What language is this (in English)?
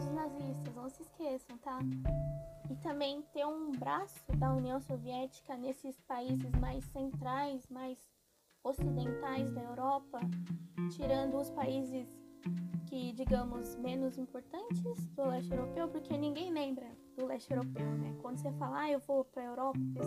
Portuguese